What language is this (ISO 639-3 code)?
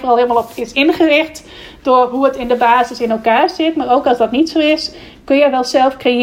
nld